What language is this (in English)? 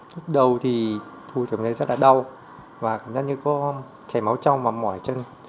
Vietnamese